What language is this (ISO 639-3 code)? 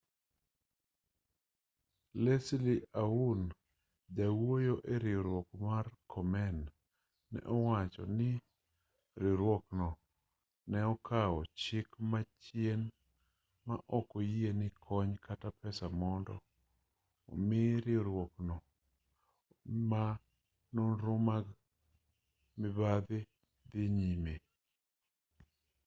luo